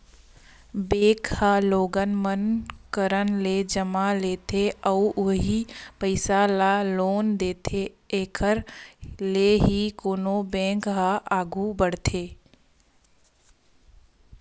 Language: Chhattisgarhi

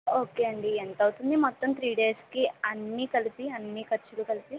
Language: Telugu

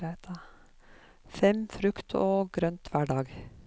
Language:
Norwegian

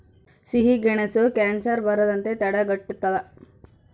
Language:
Kannada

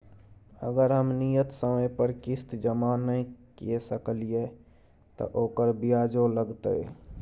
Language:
Maithili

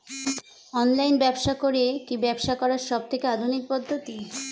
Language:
Bangla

